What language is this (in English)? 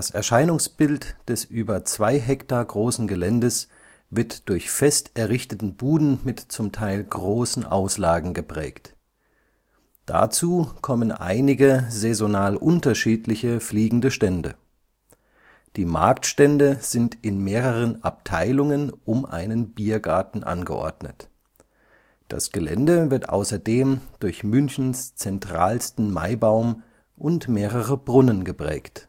German